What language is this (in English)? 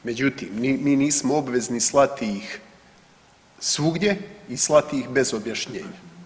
Croatian